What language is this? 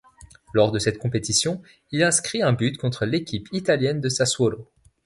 French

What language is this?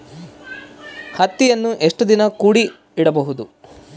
Kannada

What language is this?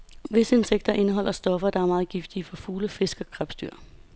Danish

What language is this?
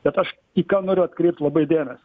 Lithuanian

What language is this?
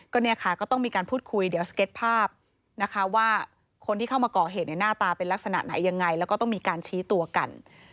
Thai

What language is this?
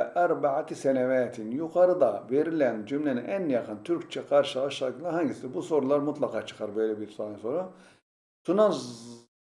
Turkish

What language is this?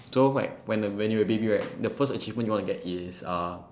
English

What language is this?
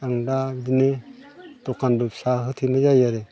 Bodo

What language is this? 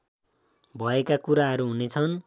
Nepali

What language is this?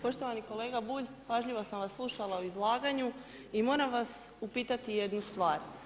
Croatian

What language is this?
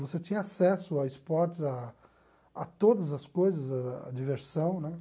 Portuguese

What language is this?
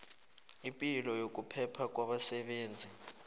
South Ndebele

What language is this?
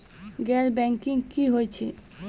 Maithili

